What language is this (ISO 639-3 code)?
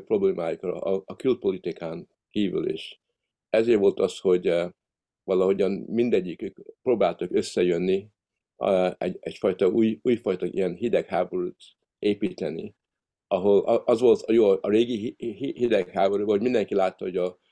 hun